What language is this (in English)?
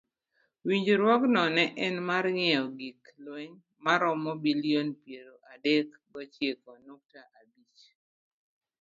Luo (Kenya and Tanzania)